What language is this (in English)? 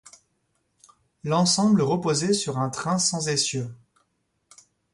French